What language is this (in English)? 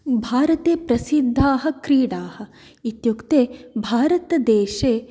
Sanskrit